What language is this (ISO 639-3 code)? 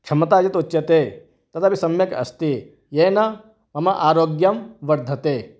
san